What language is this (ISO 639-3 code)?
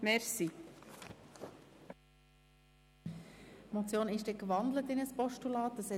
gsw